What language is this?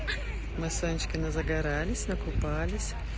Russian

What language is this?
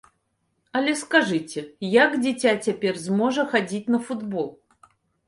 Belarusian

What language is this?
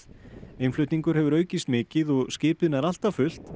Icelandic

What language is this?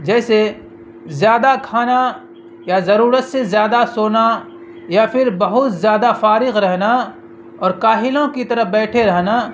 Urdu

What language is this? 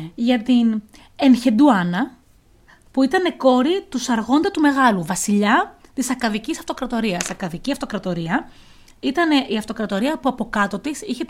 Greek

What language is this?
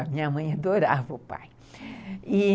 Portuguese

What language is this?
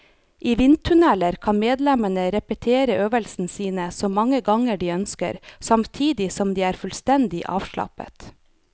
Norwegian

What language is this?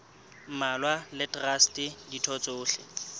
Southern Sotho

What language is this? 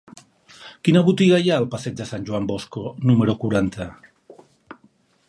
Catalan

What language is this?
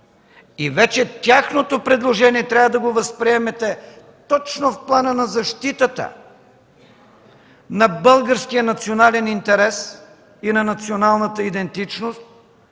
Bulgarian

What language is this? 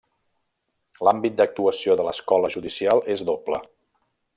Catalan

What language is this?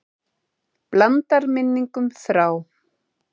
Icelandic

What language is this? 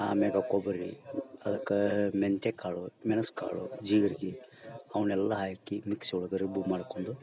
Kannada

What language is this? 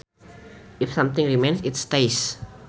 Sundanese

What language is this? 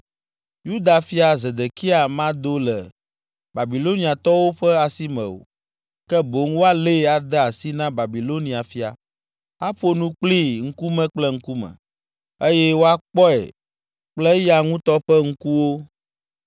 Ewe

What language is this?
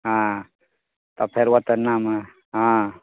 Maithili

